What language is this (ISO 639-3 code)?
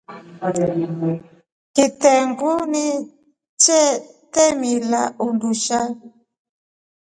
rof